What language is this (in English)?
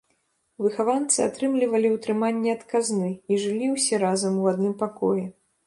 Belarusian